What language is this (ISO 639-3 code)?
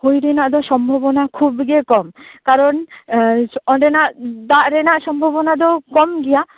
sat